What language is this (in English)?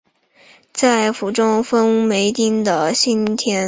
Chinese